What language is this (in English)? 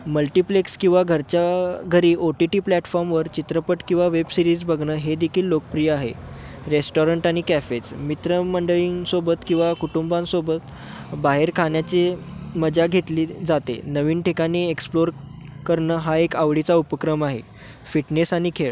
Marathi